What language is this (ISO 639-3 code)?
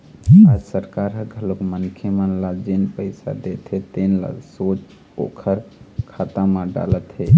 hne